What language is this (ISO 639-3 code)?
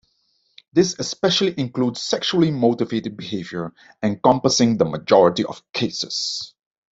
eng